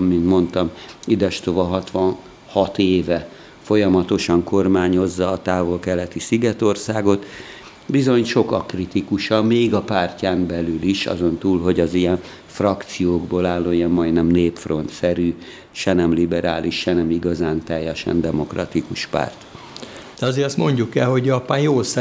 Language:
Hungarian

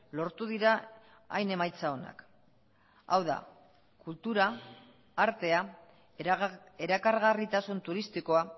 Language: Basque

